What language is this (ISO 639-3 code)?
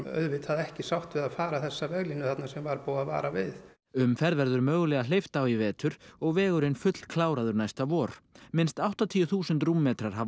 isl